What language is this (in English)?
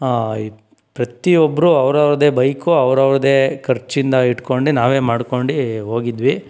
Kannada